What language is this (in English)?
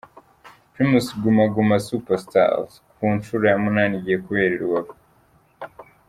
Kinyarwanda